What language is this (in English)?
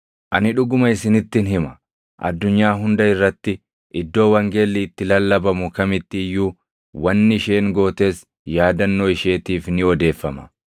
Oromo